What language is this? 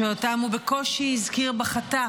Hebrew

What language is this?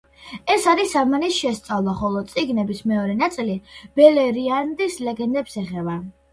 Georgian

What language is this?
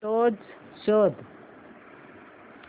Marathi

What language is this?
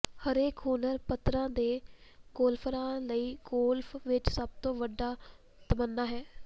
Punjabi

